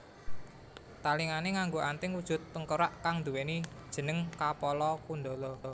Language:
Javanese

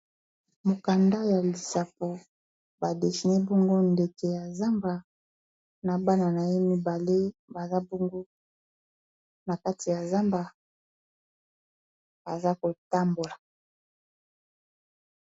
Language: Lingala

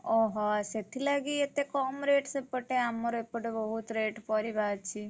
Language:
Odia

